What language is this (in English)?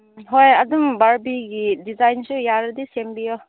Manipuri